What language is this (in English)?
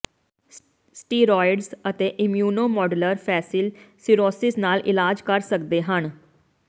Punjabi